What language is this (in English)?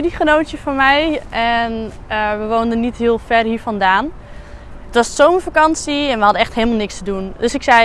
Dutch